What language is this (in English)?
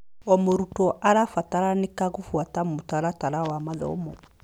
Kikuyu